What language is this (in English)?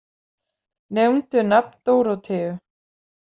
Icelandic